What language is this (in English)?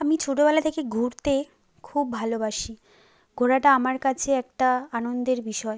Bangla